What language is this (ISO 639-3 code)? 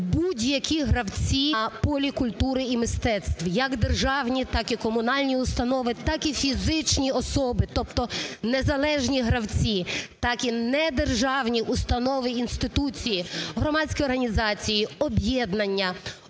ukr